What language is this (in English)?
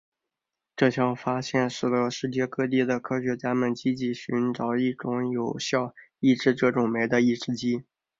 Chinese